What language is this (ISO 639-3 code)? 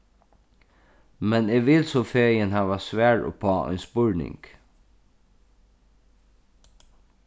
fao